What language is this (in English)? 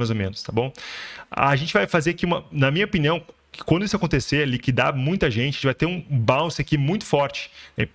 Portuguese